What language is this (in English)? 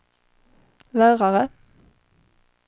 Swedish